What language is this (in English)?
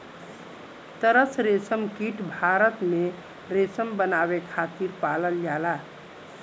Bhojpuri